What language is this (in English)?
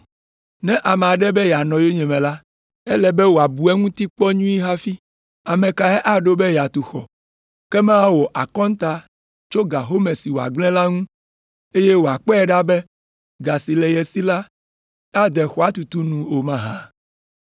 Ewe